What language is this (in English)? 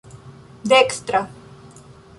Esperanto